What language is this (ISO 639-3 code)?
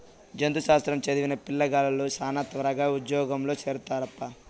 tel